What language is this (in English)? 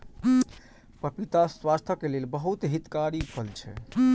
Maithili